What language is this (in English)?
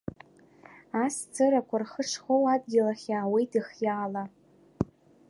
Abkhazian